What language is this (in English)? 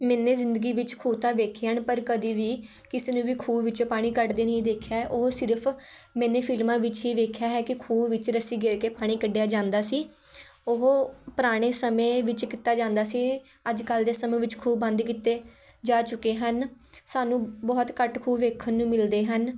Punjabi